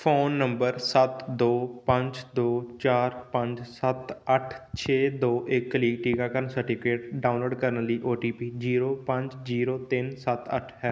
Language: Punjabi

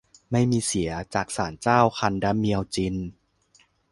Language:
Thai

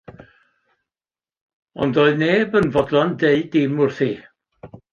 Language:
Welsh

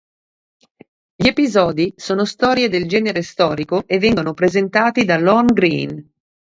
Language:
Italian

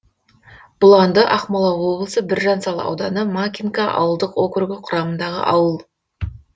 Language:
Kazakh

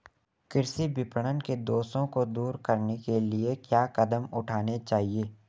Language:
Hindi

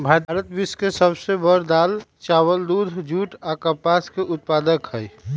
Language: Magahi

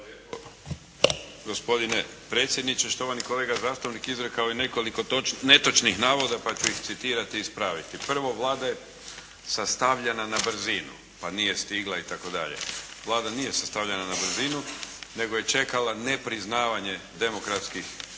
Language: Croatian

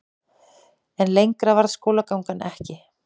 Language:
Icelandic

